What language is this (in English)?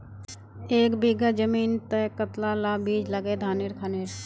Magahi